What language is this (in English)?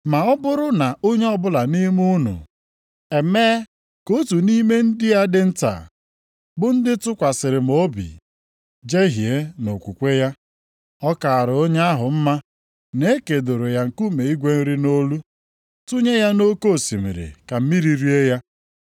Igbo